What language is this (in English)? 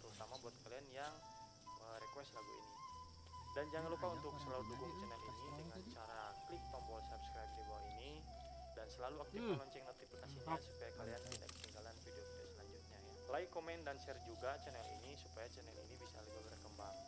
Indonesian